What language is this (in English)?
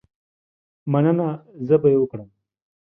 Pashto